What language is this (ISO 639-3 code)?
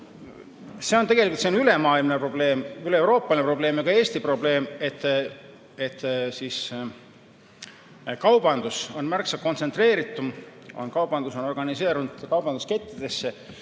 est